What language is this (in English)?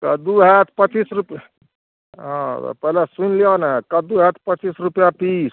Maithili